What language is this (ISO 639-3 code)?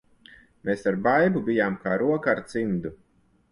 lav